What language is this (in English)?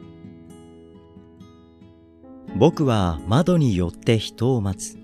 Japanese